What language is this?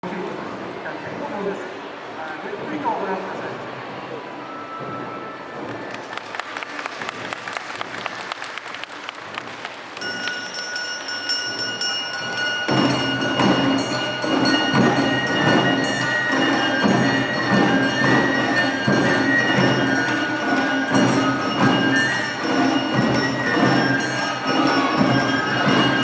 Japanese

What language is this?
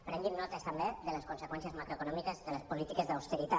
Catalan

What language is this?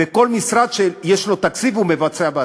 Hebrew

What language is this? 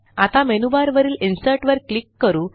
Marathi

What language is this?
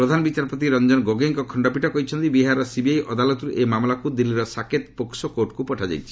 Odia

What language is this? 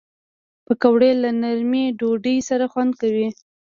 Pashto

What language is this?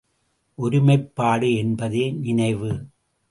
Tamil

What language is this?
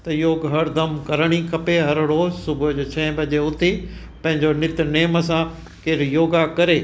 Sindhi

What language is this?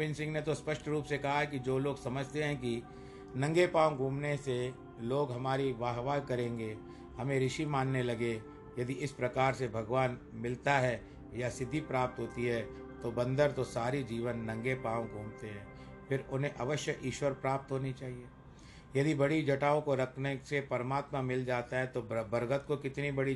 Hindi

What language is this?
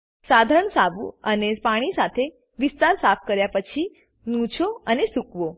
Gujarati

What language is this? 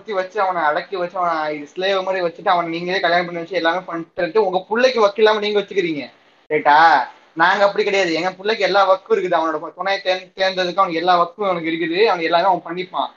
Tamil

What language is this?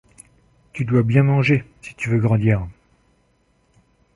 French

